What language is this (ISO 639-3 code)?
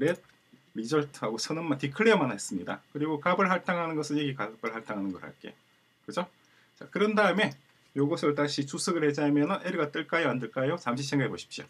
kor